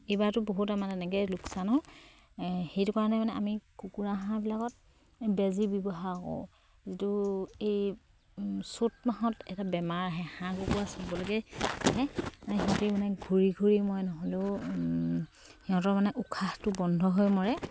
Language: Assamese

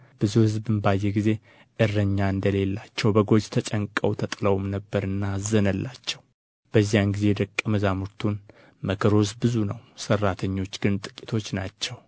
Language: Amharic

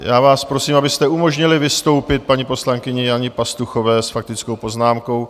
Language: Czech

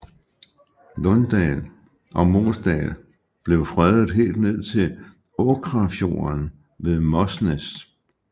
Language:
Danish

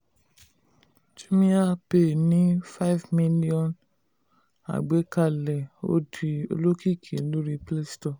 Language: Yoruba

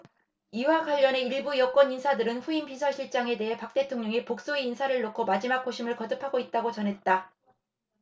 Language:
Korean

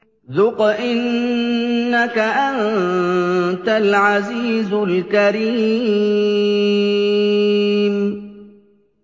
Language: Arabic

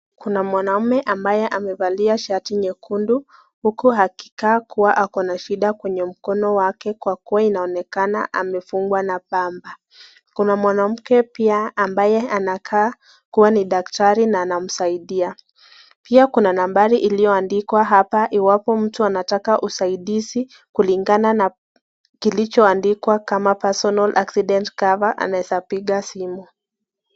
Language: Swahili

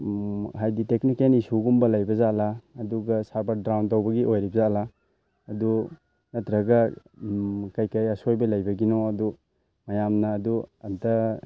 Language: Manipuri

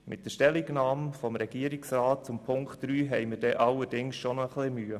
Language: Swiss German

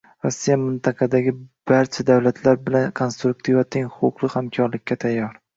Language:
Uzbek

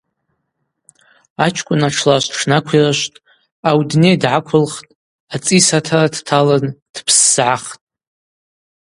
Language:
Abaza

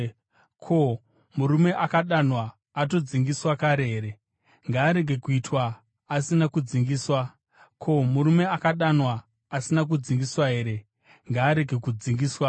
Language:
Shona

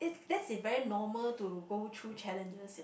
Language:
English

